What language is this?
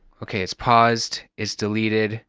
English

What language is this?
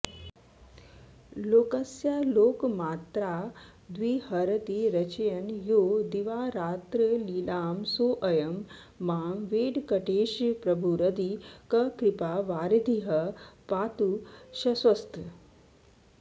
Sanskrit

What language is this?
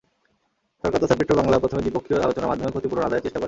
Bangla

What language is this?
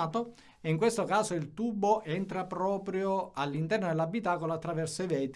Italian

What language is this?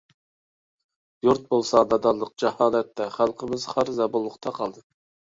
Uyghur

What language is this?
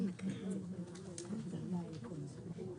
Hebrew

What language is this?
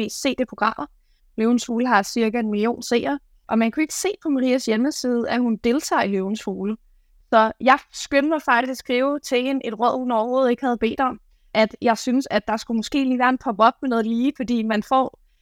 Danish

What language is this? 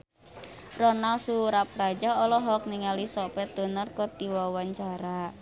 Sundanese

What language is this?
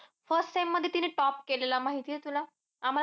Marathi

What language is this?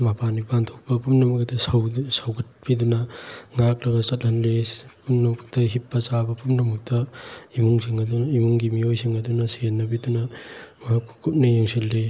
Manipuri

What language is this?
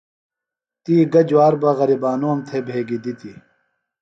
Phalura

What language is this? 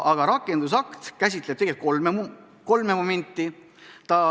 Estonian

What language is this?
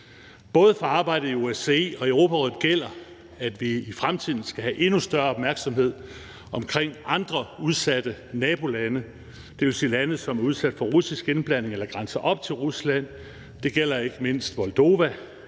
Danish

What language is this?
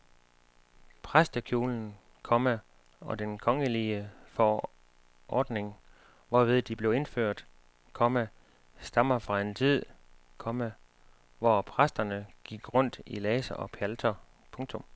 Danish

